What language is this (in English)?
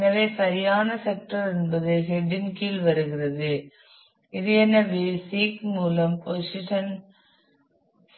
Tamil